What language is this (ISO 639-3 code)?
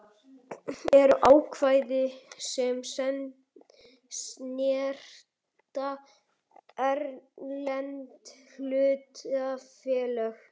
isl